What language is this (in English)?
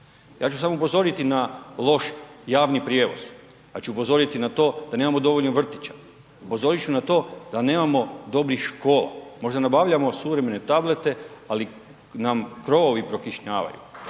Croatian